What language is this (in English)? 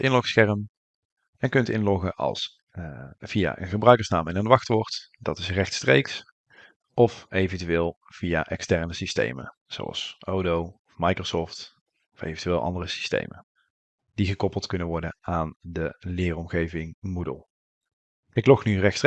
Dutch